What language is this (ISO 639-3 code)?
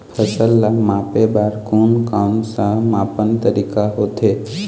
hne